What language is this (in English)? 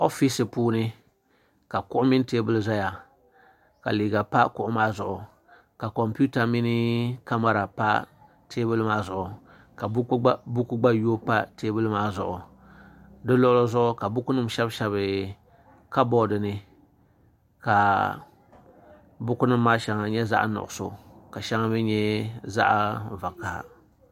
Dagbani